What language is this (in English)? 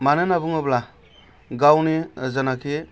Bodo